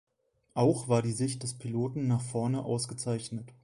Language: German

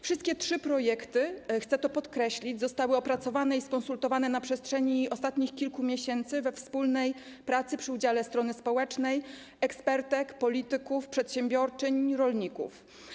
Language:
Polish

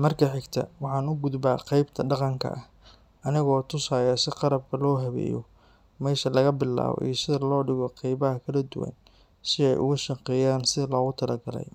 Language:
Somali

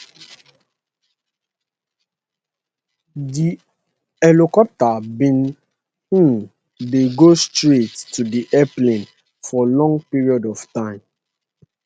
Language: Nigerian Pidgin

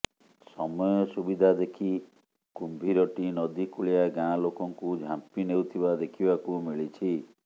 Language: Odia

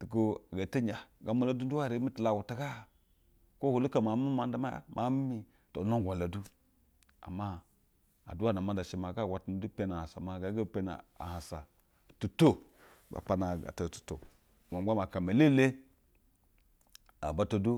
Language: Basa (Nigeria)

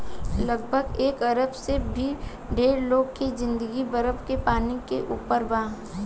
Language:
Bhojpuri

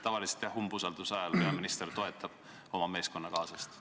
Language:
Estonian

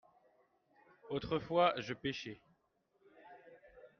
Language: French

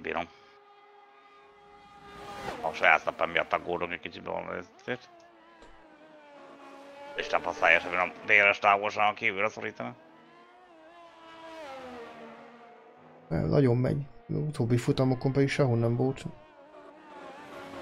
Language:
Hungarian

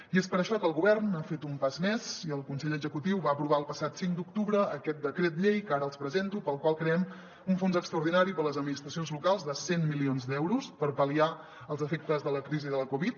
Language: Catalan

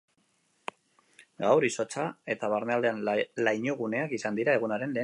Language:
Basque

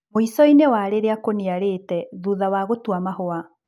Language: Kikuyu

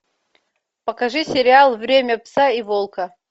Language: Russian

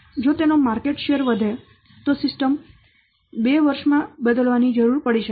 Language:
Gujarati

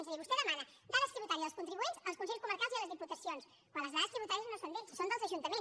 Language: Catalan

